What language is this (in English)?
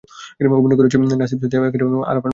Bangla